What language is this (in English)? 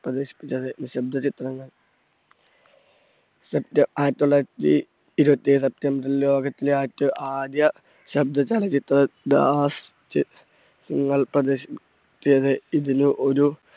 Malayalam